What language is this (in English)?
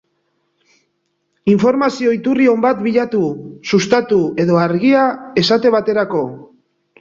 Basque